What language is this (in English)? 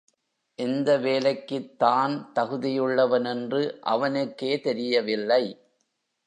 Tamil